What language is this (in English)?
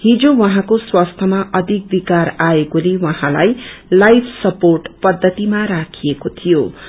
Nepali